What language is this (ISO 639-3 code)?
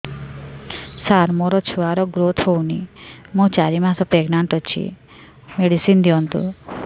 ori